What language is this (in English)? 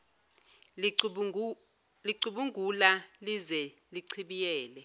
Zulu